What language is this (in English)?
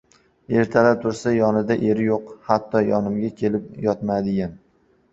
Uzbek